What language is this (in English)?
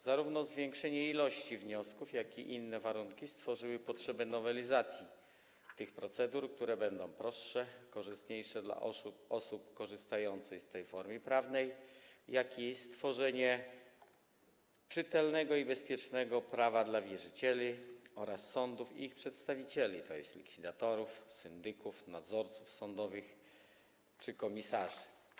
Polish